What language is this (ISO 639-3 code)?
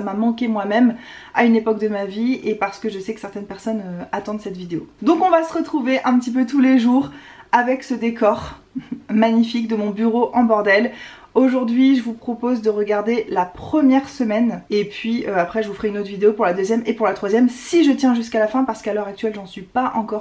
fra